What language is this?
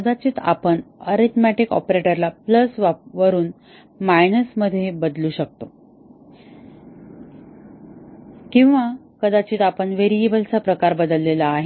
Marathi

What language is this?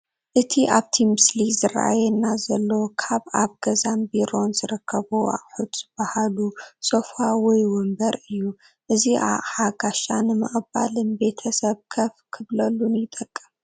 Tigrinya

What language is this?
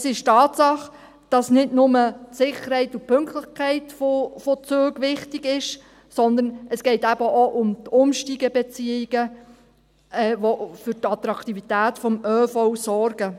Swiss German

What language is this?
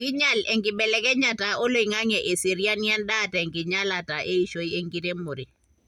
Masai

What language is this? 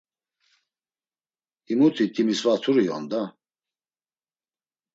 Laz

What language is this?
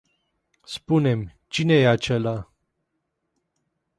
Romanian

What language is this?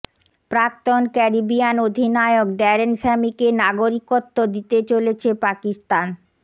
Bangla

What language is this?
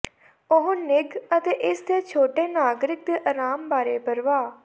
Punjabi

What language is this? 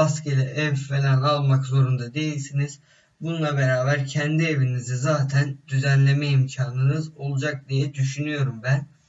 Turkish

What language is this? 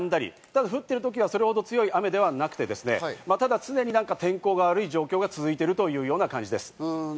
Japanese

